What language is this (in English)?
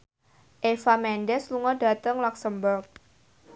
Javanese